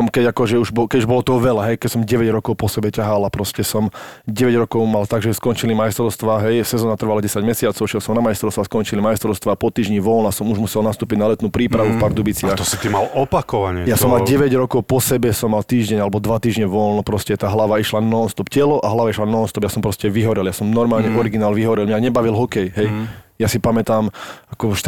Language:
Slovak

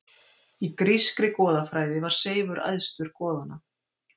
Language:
Icelandic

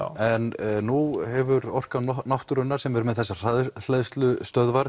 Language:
Icelandic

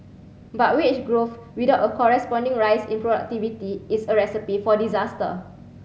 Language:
English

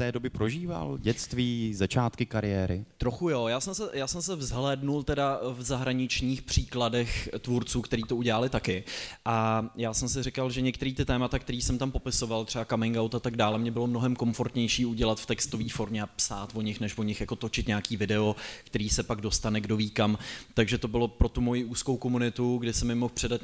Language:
Czech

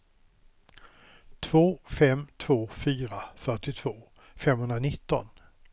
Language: Swedish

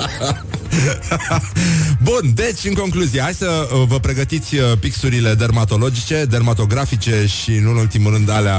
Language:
Romanian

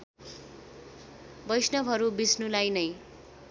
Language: Nepali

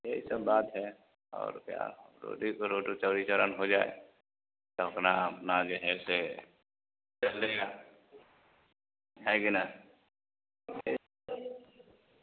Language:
Hindi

